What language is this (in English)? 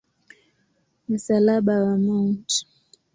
Swahili